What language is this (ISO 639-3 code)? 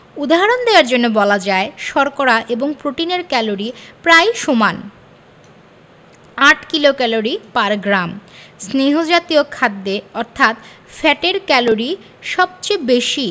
ben